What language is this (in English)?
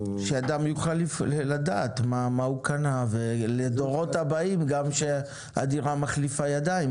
Hebrew